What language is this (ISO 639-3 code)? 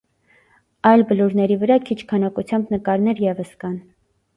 hye